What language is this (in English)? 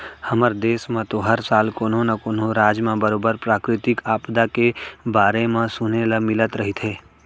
Chhattisgarhi